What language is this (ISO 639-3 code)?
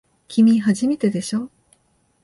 jpn